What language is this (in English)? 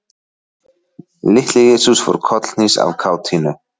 Icelandic